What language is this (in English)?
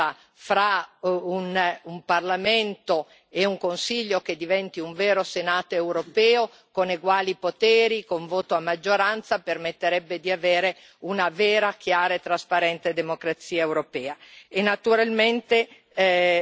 Italian